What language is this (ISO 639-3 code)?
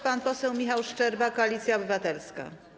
pol